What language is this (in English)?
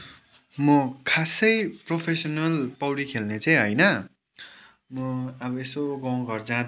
Nepali